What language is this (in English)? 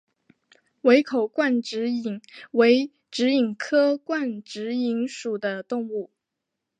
Chinese